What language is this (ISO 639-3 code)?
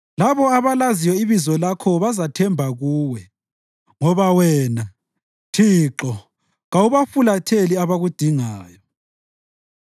nde